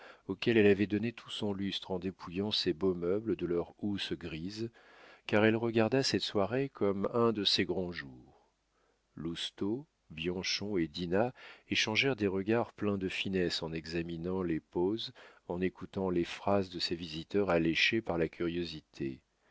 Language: French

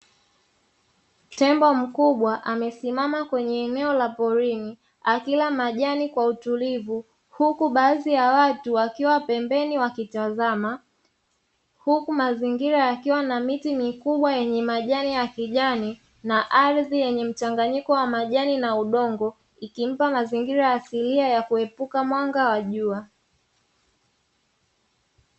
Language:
Swahili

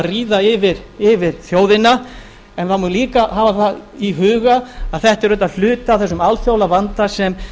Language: Icelandic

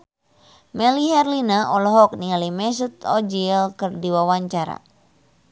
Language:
Sundanese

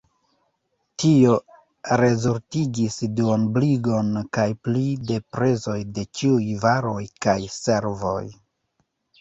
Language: Esperanto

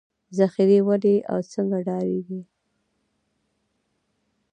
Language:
Pashto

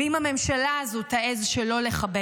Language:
Hebrew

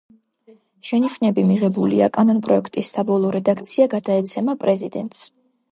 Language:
Georgian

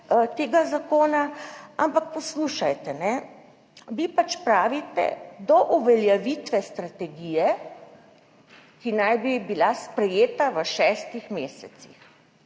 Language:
Slovenian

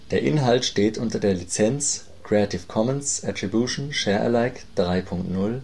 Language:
German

